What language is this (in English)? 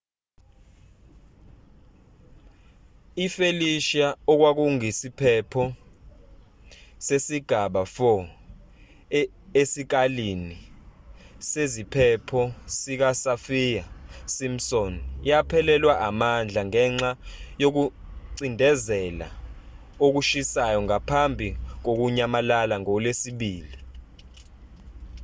Zulu